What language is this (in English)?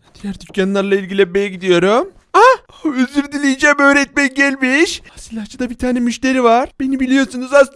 Turkish